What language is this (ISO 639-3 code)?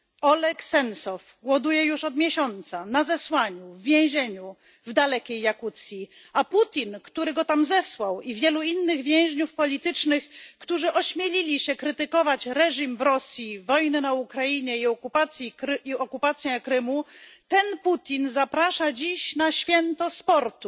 pol